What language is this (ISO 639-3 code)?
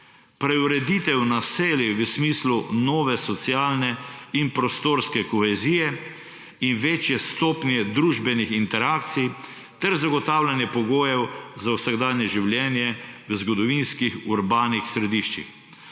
slv